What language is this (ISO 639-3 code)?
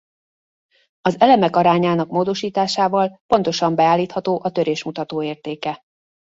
hun